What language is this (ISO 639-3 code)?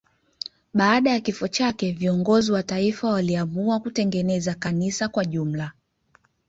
swa